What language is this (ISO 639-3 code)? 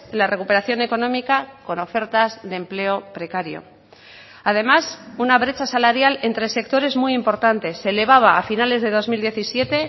spa